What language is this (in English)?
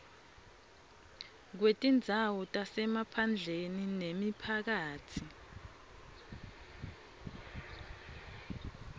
Swati